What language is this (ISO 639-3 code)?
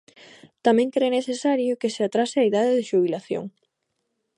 glg